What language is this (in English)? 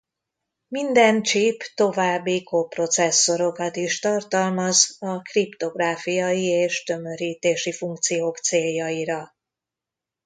Hungarian